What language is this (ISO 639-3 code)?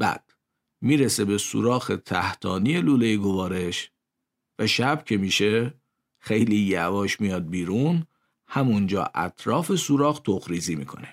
fas